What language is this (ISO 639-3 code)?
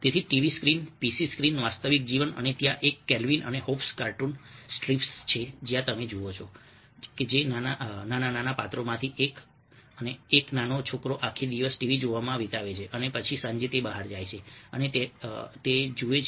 guj